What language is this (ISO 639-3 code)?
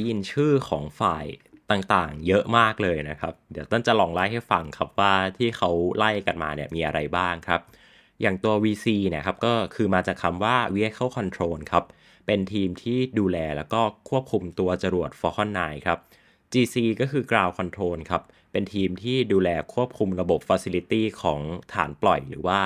tha